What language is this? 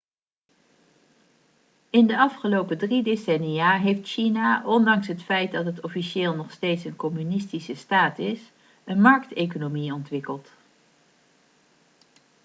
Dutch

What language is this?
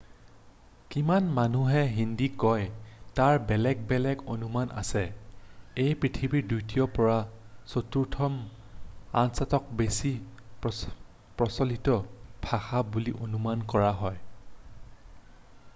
Assamese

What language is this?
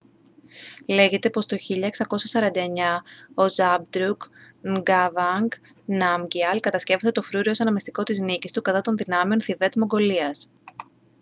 Greek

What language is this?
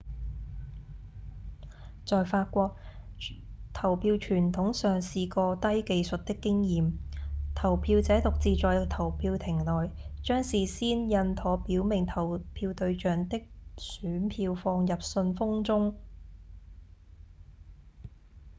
Cantonese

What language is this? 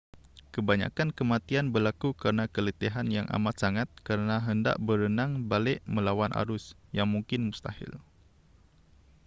Malay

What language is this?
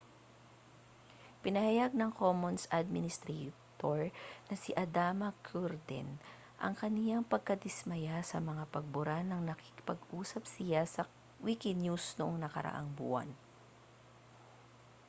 Filipino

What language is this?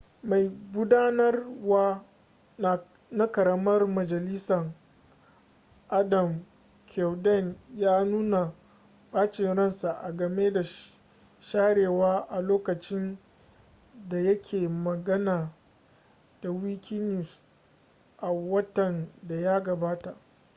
Hausa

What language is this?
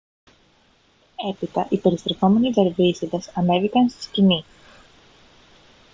Greek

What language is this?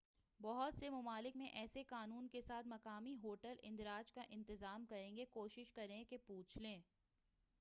Urdu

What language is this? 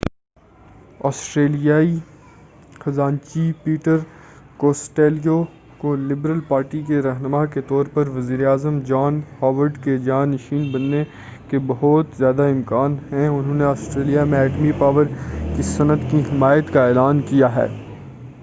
Urdu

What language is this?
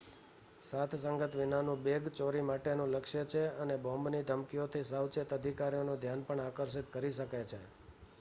Gujarati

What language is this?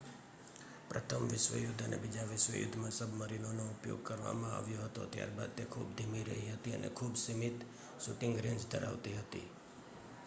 Gujarati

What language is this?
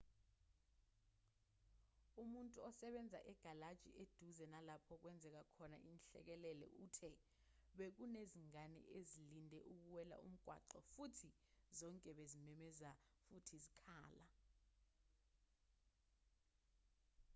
Zulu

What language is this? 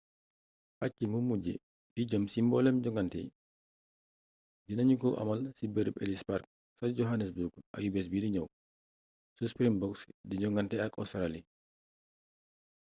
Wolof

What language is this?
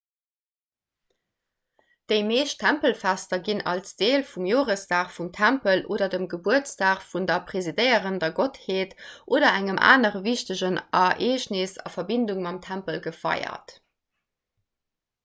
Luxembourgish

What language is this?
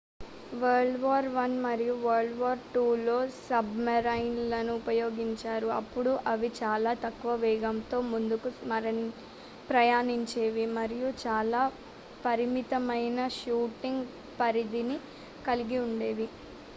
Telugu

